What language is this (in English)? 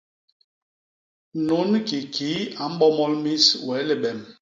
Basaa